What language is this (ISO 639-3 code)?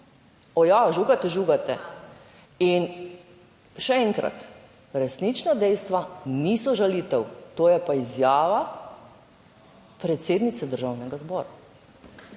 slv